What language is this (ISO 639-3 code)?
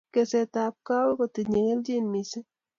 kln